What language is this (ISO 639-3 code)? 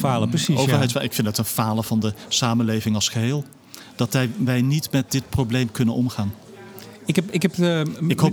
nld